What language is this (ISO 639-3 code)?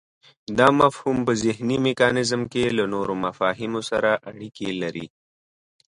pus